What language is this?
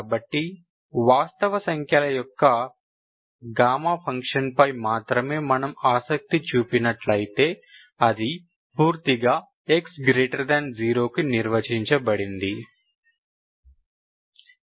Telugu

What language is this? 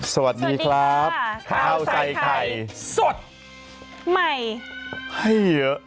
Thai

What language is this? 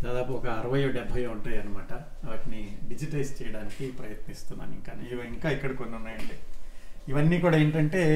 Telugu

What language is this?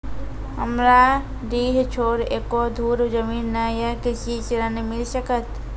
Maithili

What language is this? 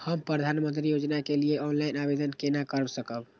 Maithili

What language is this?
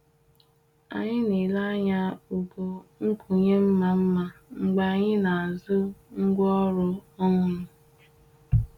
Igbo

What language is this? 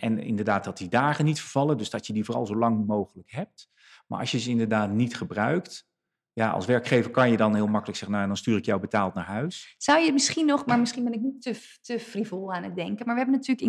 Dutch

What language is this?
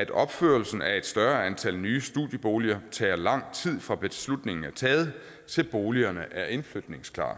Danish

